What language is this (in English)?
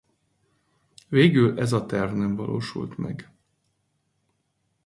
Hungarian